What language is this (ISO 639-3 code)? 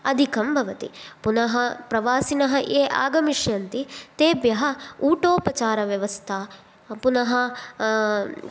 san